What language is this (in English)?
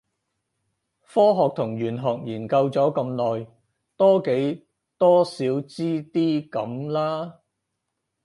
Cantonese